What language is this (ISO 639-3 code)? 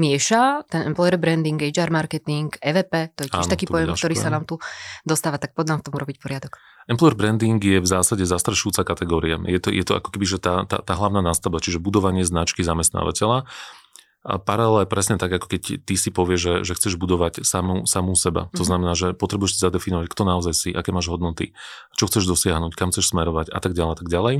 slk